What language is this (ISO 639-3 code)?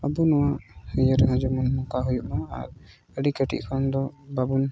sat